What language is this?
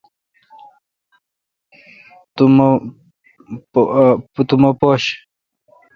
Kalkoti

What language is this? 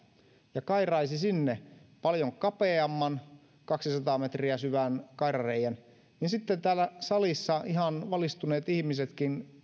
Finnish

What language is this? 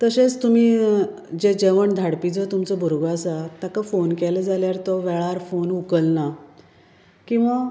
Konkani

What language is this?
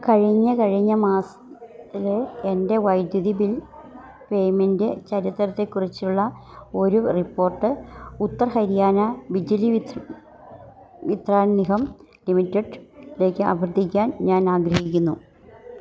Malayalam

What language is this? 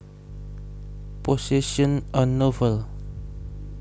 Javanese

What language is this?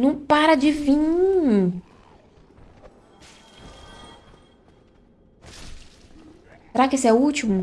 Portuguese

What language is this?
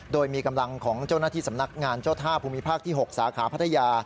Thai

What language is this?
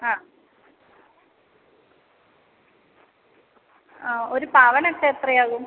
Malayalam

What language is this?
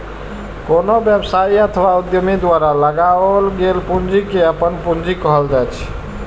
Maithili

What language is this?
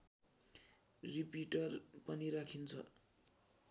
Nepali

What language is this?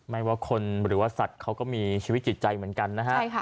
Thai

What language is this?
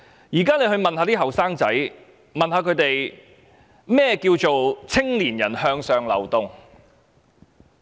Cantonese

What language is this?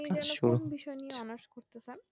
Bangla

